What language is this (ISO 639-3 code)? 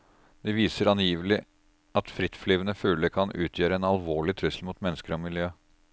nor